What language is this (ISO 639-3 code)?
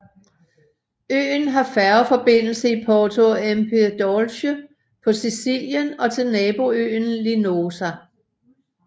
dan